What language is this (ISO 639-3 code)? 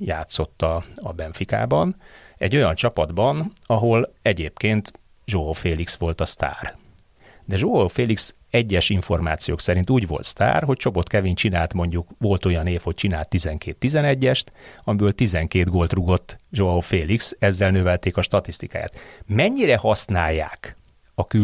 hun